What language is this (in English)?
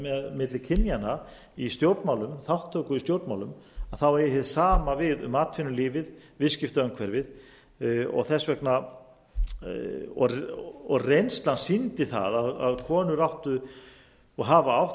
Icelandic